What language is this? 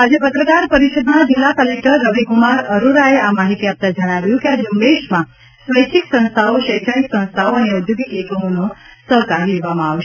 Gujarati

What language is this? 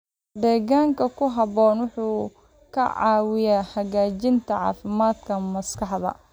Somali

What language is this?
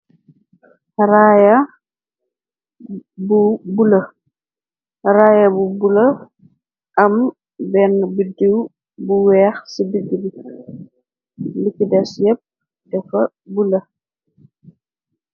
Wolof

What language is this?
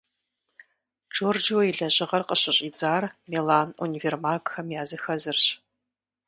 Kabardian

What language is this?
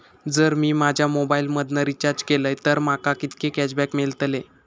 Marathi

